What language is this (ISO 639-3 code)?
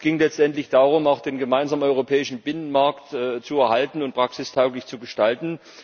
deu